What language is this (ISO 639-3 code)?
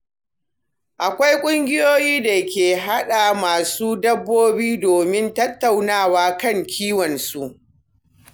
hau